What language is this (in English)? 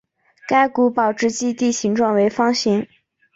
Chinese